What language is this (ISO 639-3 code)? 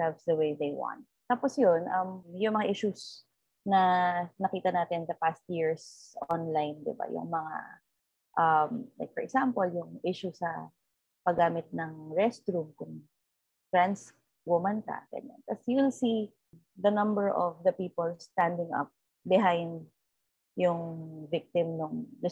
fil